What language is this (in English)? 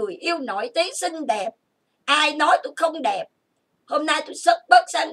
Vietnamese